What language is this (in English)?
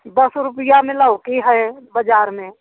Hindi